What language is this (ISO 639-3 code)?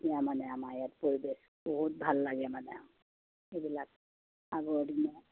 asm